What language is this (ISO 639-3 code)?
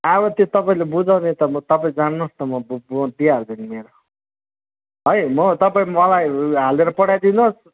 nep